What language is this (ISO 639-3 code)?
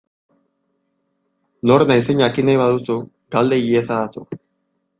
eus